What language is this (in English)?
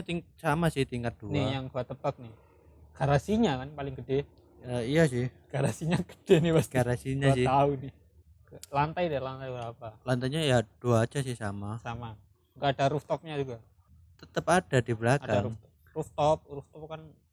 Indonesian